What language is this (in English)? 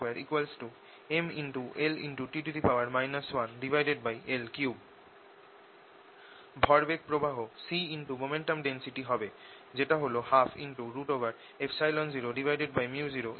Bangla